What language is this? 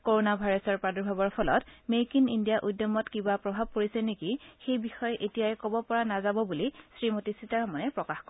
Assamese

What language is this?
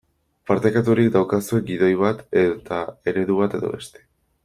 Basque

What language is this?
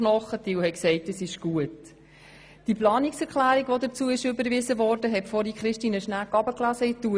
Swiss German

